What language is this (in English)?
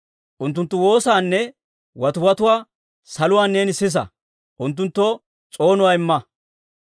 Dawro